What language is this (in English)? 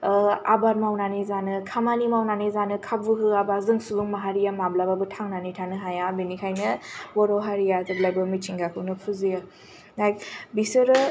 Bodo